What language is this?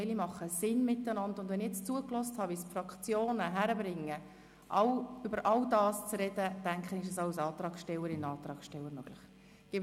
Swiss German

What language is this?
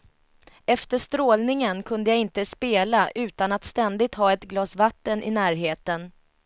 Swedish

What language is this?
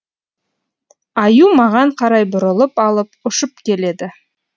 Kazakh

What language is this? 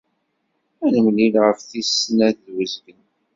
Kabyle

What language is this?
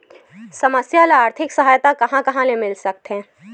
Chhattisgarhi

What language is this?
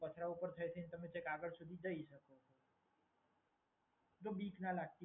Gujarati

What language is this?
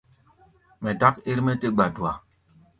Gbaya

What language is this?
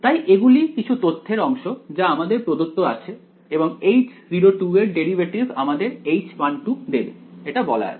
Bangla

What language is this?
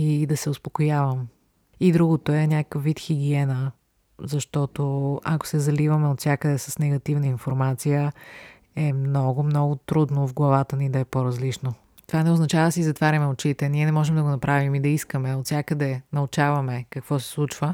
Bulgarian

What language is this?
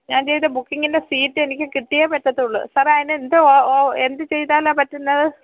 Malayalam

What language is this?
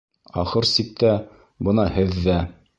Bashkir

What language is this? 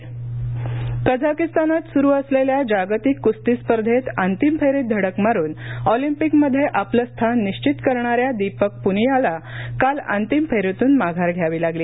Marathi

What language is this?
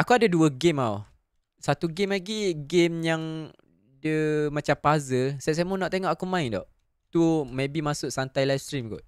Malay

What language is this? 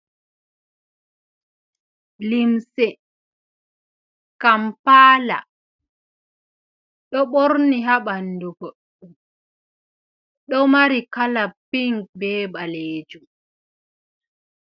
Fula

